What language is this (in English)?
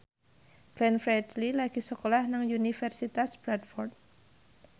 Javanese